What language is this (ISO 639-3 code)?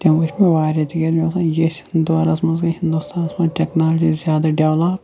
kas